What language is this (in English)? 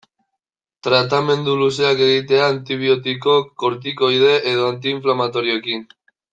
Basque